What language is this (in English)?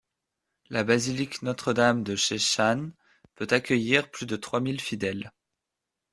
French